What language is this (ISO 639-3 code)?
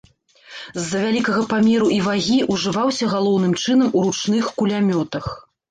bel